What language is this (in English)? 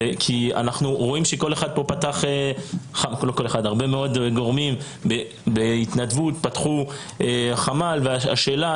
Hebrew